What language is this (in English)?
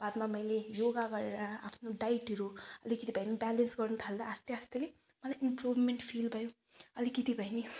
Nepali